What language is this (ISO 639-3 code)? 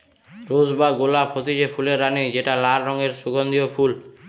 ben